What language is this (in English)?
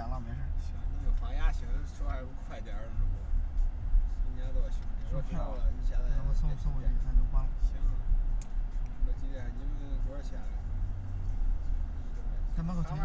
Chinese